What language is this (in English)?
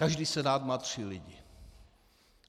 Czech